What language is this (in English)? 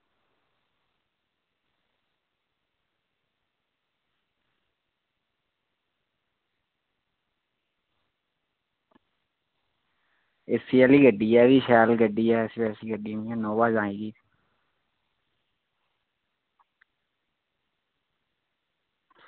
Dogri